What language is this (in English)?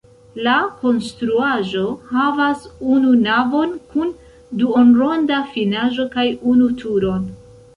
Esperanto